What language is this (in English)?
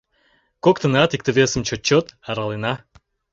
Mari